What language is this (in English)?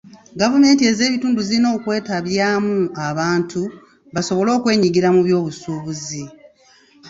Ganda